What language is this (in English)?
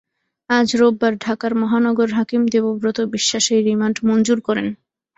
Bangla